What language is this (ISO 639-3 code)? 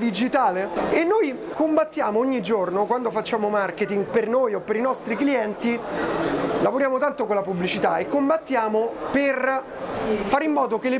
ita